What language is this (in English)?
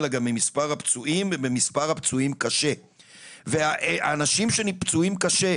Hebrew